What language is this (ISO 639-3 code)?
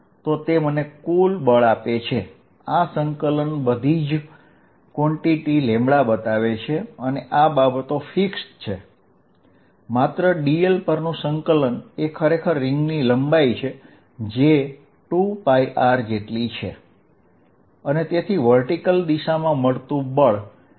guj